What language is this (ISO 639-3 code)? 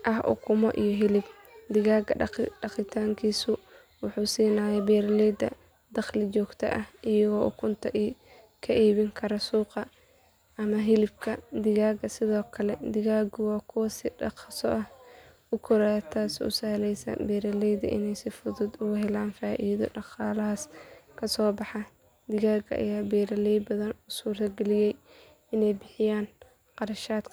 som